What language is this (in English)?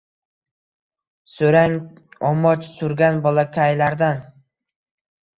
Uzbek